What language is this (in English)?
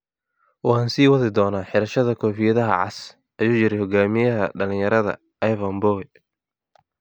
Somali